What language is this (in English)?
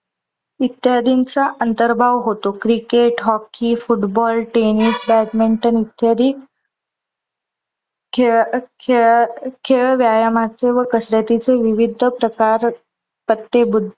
Marathi